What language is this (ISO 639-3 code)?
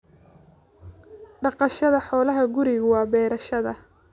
som